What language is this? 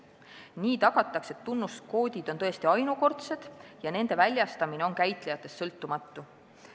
Estonian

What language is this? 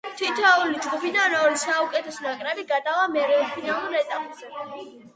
Georgian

